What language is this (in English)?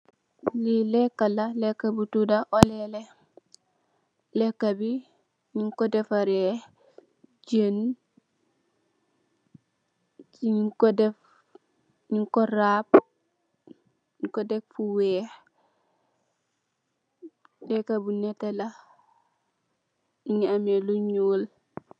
Wolof